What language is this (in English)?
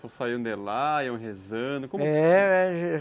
Portuguese